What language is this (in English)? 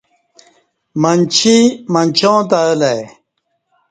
Kati